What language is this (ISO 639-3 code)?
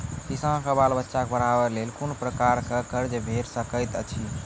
mai